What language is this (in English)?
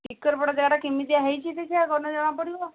Odia